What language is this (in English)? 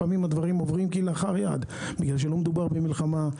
Hebrew